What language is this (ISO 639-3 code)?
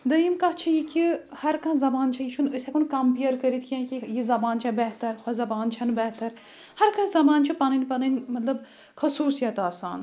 kas